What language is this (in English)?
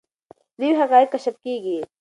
Pashto